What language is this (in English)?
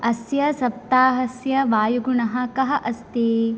Sanskrit